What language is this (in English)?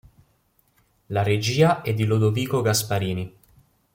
Italian